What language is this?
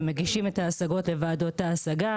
Hebrew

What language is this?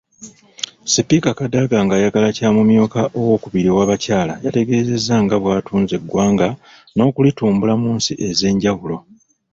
Ganda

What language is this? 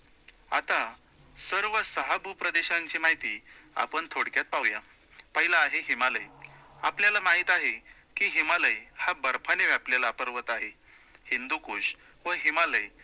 Marathi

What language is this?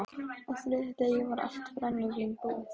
Icelandic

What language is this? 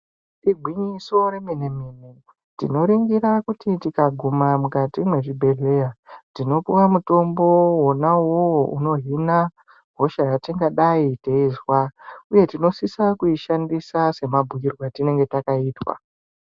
Ndau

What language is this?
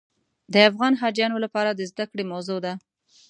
Pashto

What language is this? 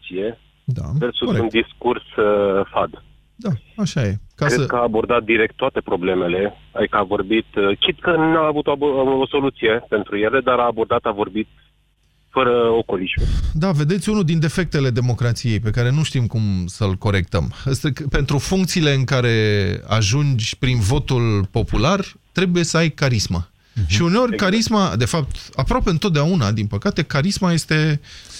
Romanian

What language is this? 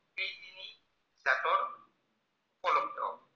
Assamese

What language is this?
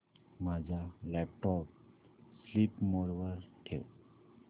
Marathi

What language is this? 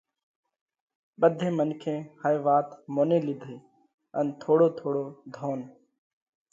Parkari Koli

